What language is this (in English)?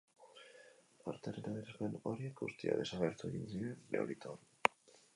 Basque